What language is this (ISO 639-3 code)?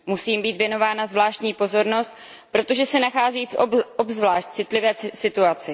ces